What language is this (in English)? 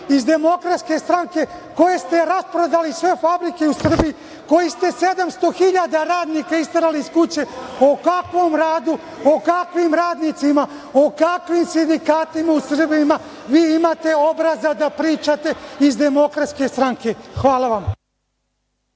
Serbian